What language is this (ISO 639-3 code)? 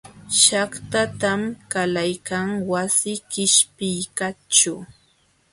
qxw